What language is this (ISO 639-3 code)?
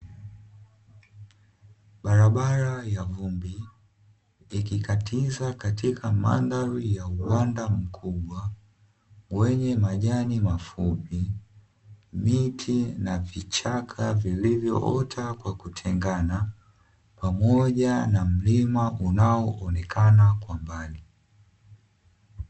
swa